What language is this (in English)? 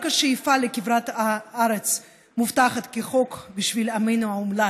Hebrew